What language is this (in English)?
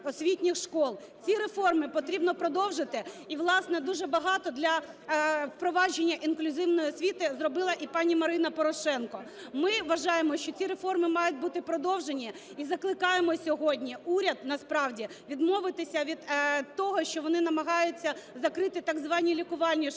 Ukrainian